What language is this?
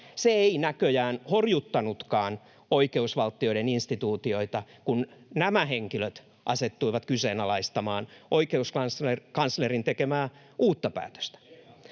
Finnish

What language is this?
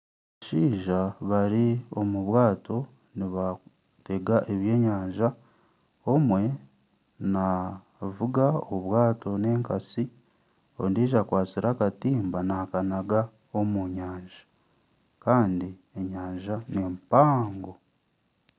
Nyankole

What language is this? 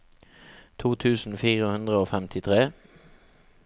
Norwegian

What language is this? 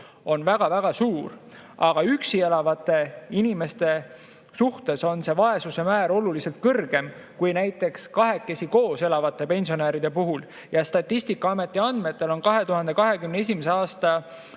Estonian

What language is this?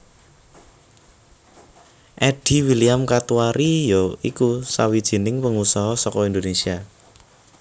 Javanese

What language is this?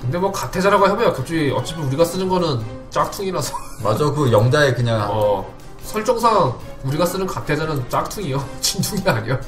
Korean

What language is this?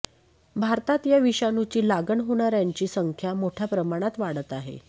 Marathi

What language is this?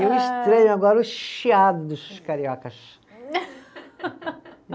Portuguese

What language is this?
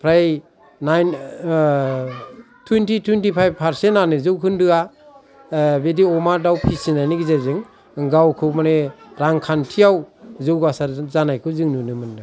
Bodo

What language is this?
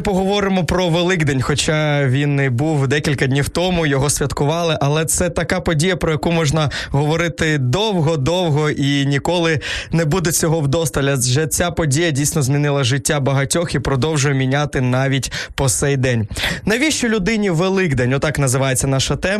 Ukrainian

